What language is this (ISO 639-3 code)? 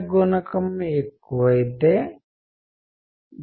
tel